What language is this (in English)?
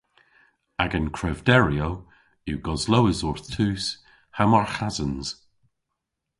Cornish